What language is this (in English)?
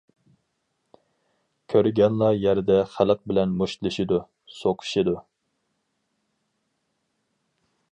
Uyghur